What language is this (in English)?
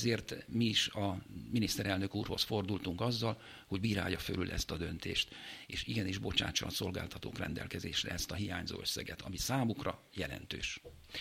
Hungarian